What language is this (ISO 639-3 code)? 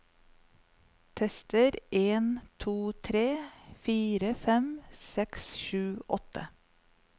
nor